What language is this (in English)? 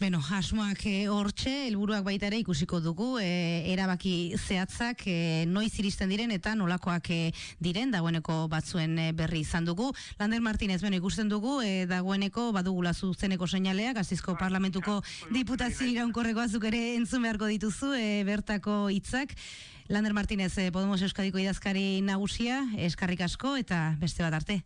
Spanish